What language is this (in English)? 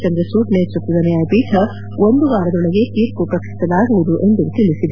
Kannada